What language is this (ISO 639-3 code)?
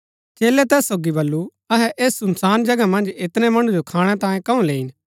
gbk